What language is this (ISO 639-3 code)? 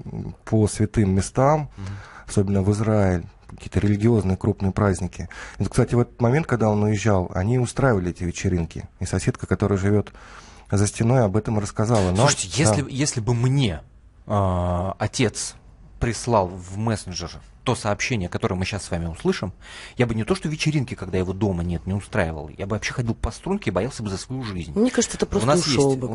rus